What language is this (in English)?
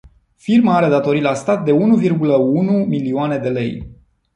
Romanian